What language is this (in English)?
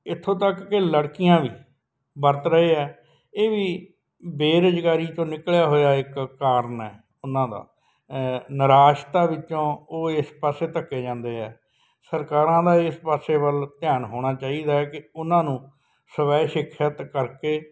Punjabi